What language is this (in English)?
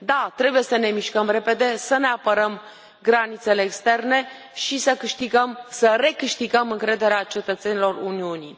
Romanian